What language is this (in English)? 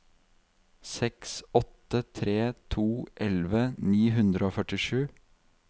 Norwegian